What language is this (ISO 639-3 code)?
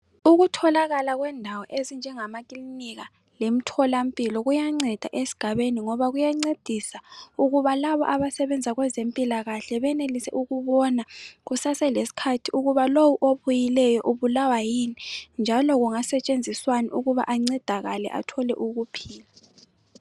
nde